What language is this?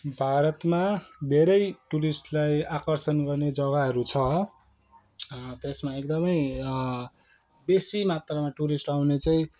Nepali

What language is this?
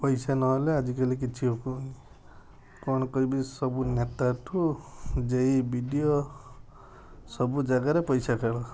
Odia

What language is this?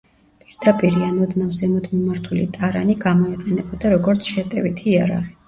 Georgian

